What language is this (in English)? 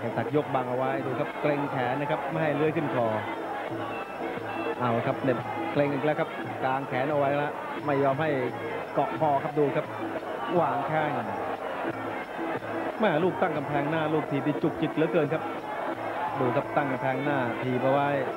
Thai